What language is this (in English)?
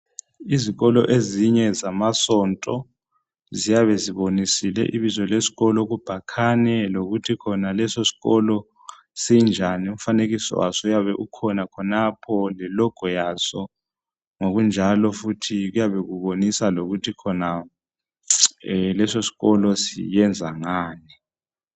North Ndebele